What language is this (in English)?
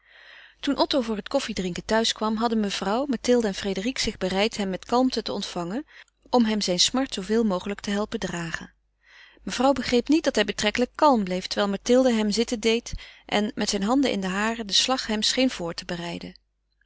Dutch